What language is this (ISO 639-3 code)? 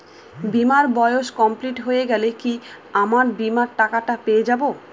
ben